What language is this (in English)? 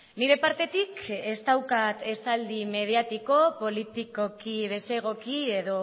Basque